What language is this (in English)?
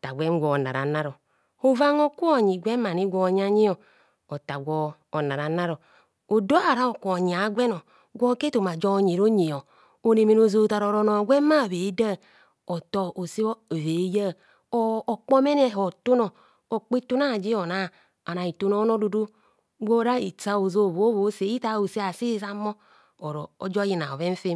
Kohumono